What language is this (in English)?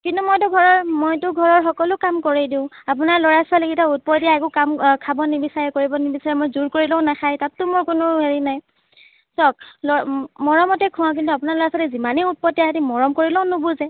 Assamese